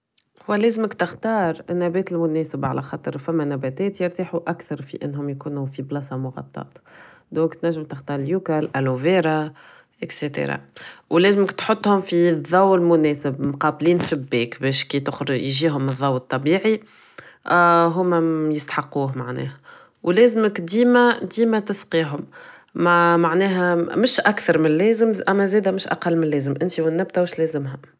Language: Tunisian Arabic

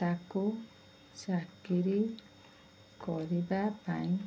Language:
Odia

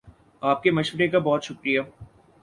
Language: Urdu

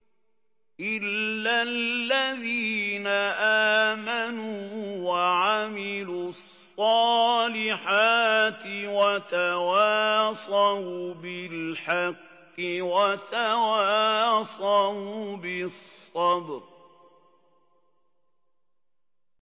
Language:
Arabic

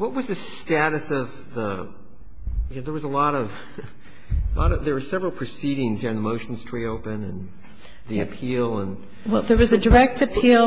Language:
English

